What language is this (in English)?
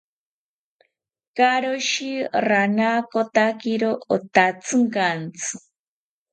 South Ucayali Ashéninka